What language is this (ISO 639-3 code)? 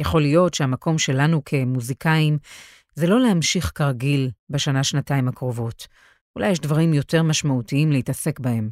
heb